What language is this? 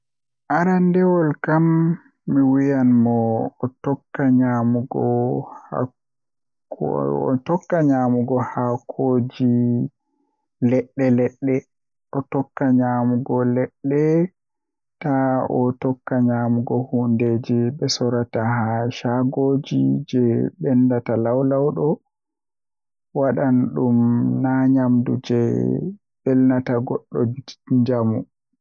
Western Niger Fulfulde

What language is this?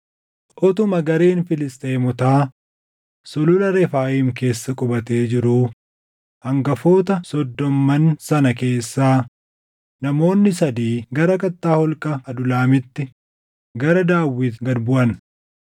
Oromo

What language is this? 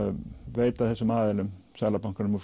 Icelandic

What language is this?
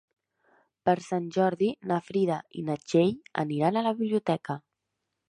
Catalan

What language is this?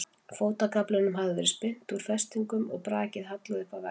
Icelandic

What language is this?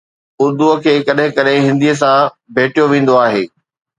Sindhi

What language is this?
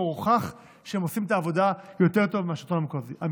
Hebrew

